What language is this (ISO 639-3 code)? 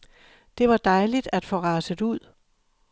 dan